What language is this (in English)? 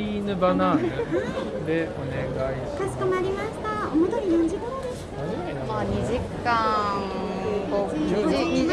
Japanese